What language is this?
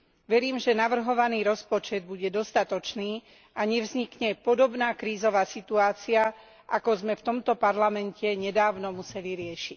Slovak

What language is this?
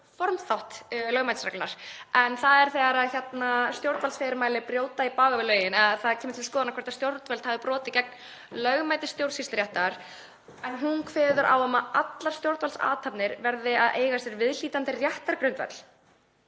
Icelandic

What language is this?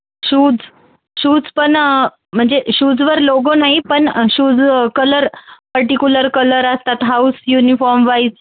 Marathi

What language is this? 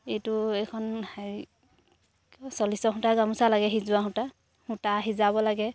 Assamese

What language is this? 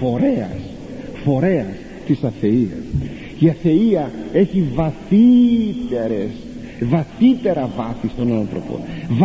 Greek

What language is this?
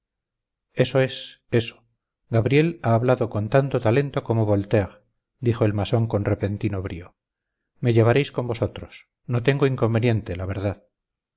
Spanish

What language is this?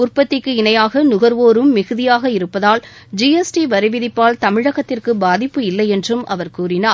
Tamil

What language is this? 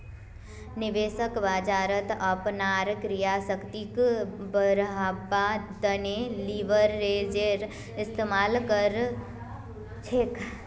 Magahi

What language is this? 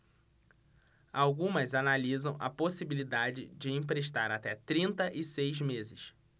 Portuguese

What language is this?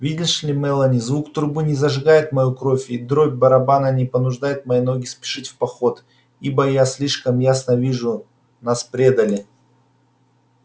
Russian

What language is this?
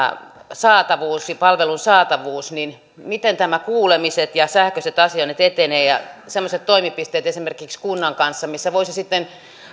Finnish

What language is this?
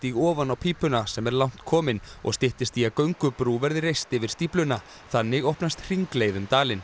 Icelandic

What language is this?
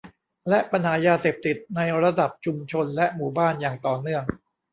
Thai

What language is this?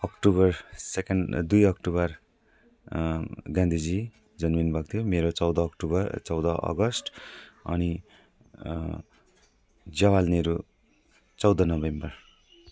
Nepali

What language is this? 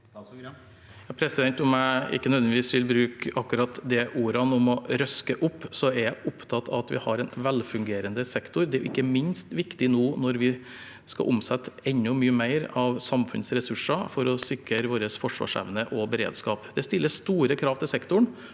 Norwegian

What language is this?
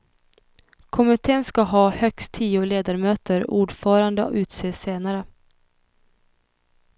Swedish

